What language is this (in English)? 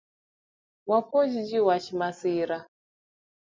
Luo (Kenya and Tanzania)